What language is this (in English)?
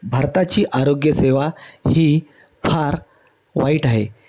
Marathi